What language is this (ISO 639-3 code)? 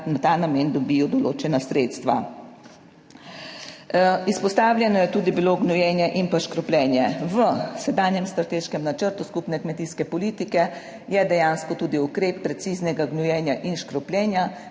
slv